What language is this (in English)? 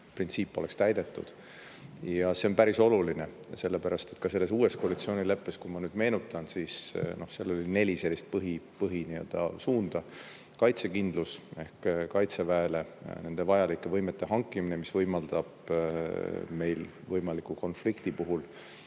Estonian